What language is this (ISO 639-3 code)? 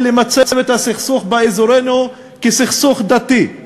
heb